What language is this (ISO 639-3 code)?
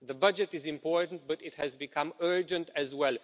eng